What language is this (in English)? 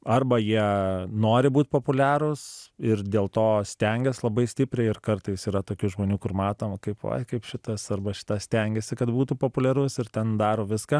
Lithuanian